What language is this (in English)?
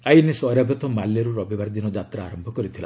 Odia